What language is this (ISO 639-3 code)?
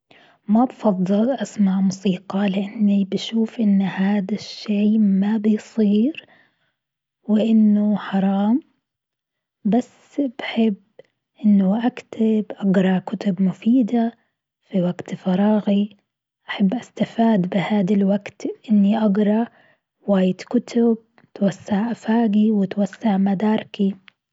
afb